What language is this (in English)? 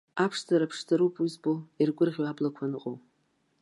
Abkhazian